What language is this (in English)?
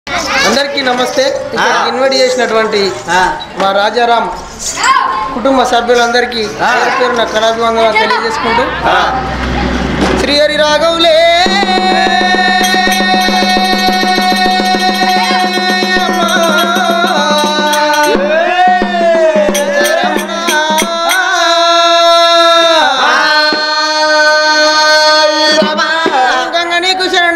Arabic